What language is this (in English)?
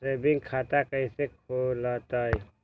Magahi